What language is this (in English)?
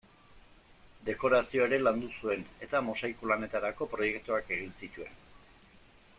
Basque